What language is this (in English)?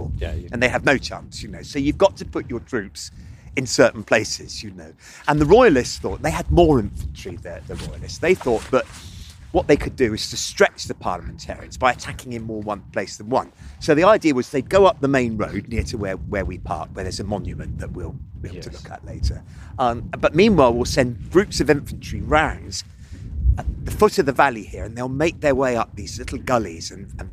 English